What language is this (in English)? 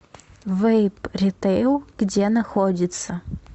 Russian